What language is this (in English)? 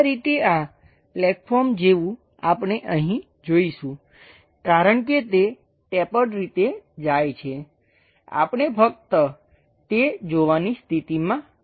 Gujarati